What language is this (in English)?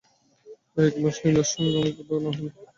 Bangla